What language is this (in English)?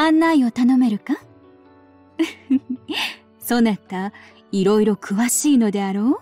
Japanese